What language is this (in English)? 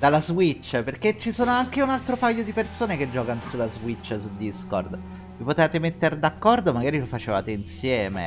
Italian